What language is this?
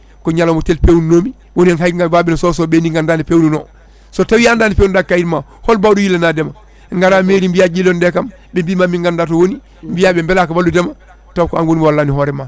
Fula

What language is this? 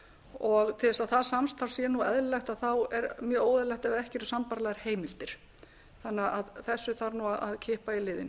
Icelandic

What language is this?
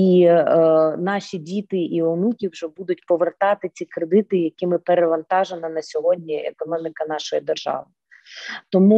Ukrainian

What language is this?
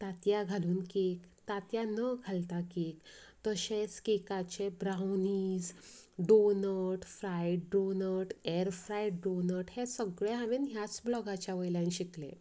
Konkani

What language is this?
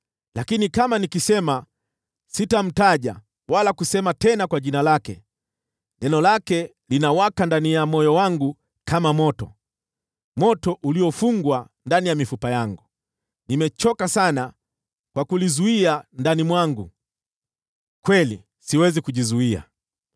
Swahili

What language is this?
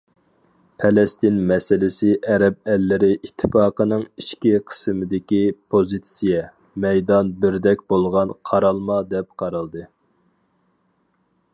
Uyghur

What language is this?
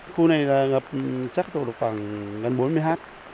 Vietnamese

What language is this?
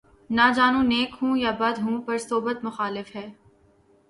Urdu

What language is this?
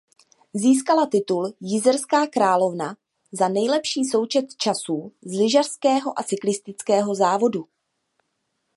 Czech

